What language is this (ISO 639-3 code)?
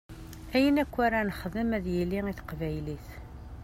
kab